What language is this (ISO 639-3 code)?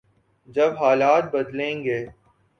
urd